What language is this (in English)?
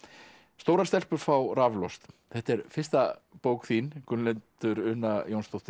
Icelandic